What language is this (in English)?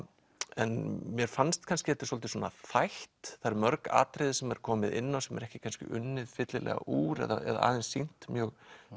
Icelandic